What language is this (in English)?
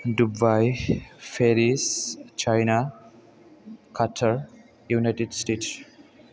Bodo